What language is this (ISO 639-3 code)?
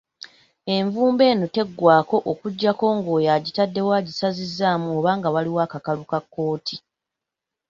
lug